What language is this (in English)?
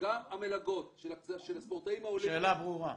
Hebrew